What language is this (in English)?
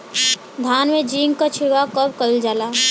Bhojpuri